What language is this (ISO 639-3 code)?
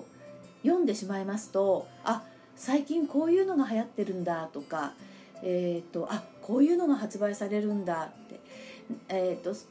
jpn